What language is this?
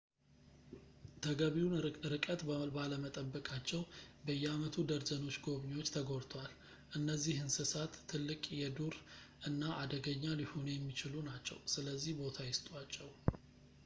Amharic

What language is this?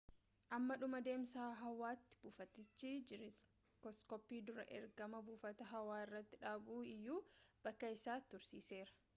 Oromo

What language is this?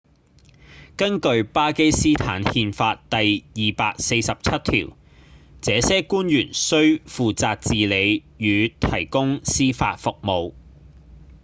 Cantonese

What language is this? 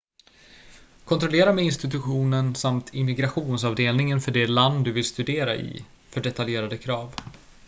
Swedish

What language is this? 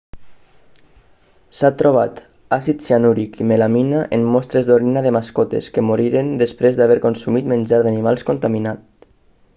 Catalan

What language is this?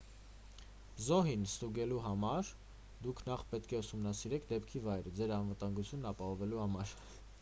Armenian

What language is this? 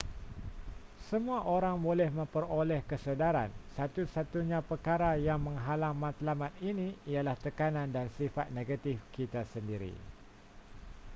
Malay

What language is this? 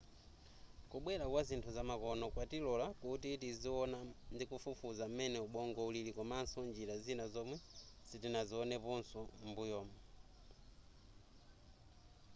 Nyanja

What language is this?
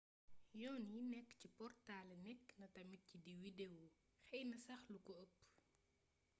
Wolof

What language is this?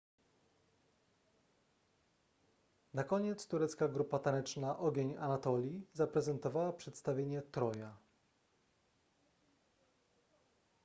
Polish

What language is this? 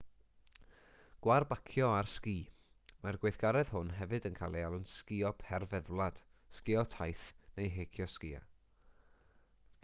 Welsh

